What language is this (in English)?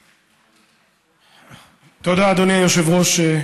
Hebrew